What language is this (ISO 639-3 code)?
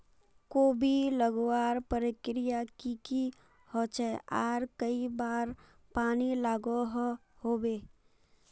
mag